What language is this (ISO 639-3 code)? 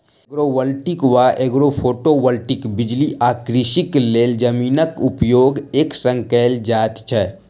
mai